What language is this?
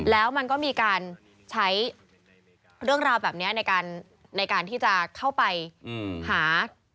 Thai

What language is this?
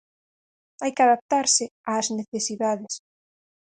Galician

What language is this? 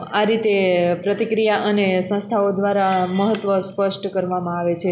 Gujarati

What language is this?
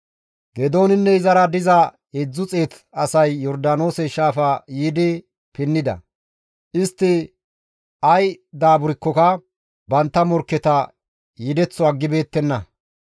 Gamo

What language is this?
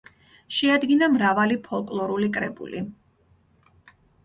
Georgian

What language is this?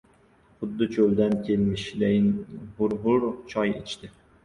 Uzbek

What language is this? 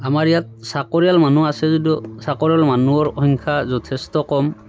Assamese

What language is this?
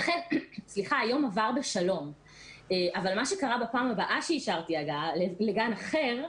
Hebrew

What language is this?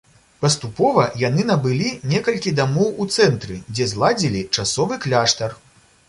Belarusian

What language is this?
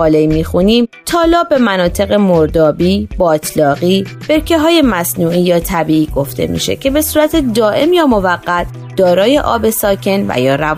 Persian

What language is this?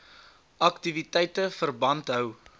Afrikaans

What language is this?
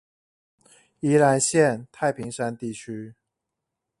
Chinese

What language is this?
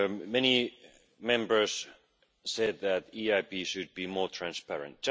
English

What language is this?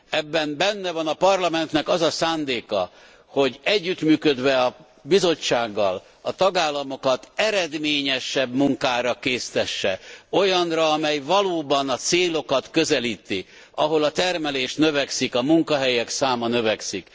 Hungarian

